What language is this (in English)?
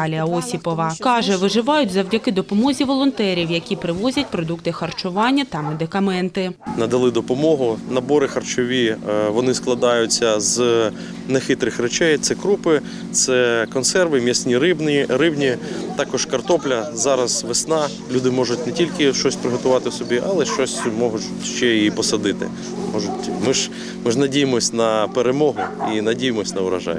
Ukrainian